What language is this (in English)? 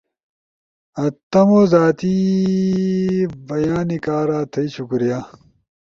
Ushojo